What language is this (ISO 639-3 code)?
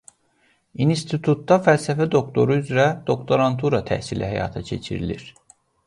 aze